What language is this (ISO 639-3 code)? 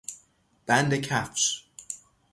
fas